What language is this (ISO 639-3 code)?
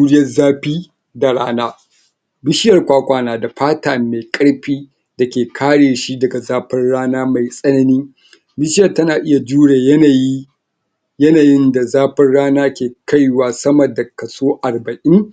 hau